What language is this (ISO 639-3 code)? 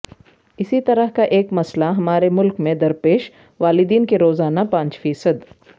urd